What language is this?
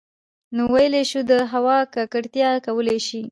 Pashto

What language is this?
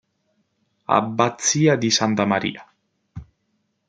Italian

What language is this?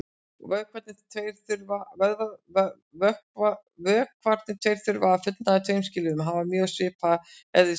Icelandic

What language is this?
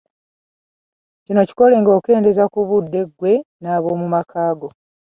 Ganda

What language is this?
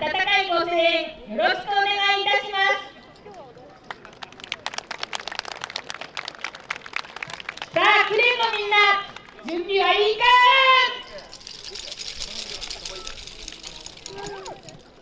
Japanese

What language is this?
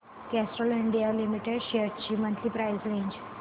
Marathi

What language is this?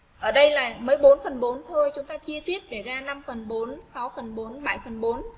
Vietnamese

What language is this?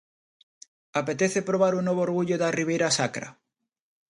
Galician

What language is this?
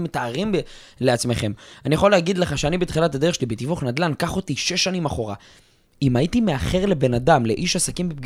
Hebrew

